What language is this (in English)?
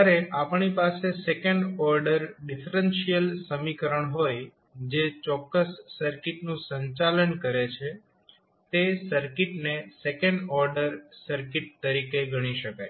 Gujarati